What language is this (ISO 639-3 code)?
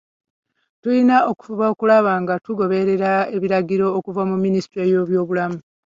lug